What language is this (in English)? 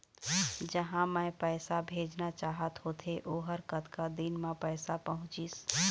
Chhattisgarhi